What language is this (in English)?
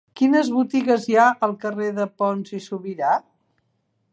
Catalan